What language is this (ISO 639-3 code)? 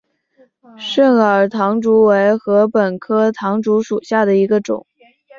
zho